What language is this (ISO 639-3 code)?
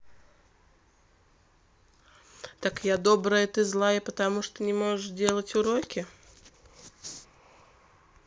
rus